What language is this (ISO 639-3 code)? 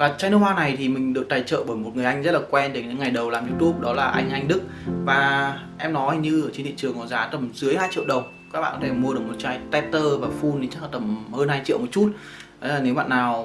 vie